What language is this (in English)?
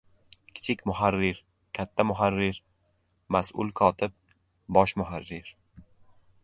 Uzbek